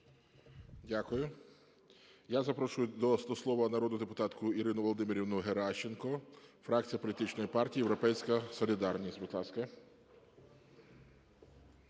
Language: Ukrainian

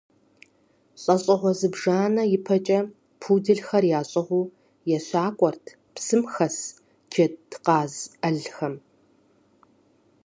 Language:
Kabardian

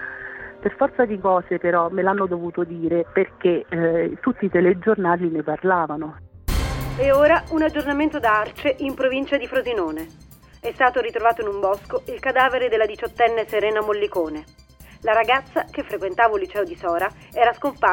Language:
Italian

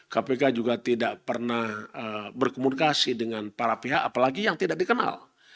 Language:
Indonesian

